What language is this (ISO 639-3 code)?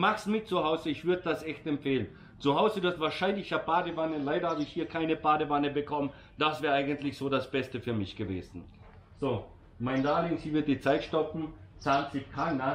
deu